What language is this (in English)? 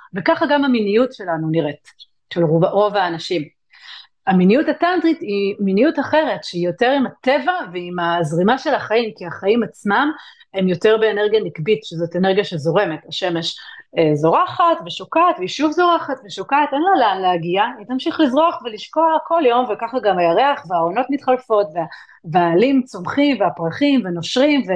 Hebrew